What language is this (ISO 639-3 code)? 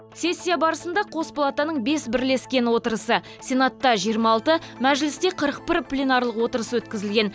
kaz